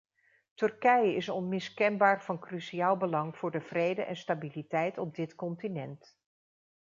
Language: Dutch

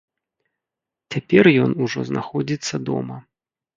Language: Belarusian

